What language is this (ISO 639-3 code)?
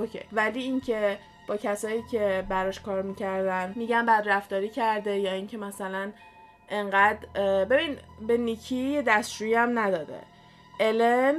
fas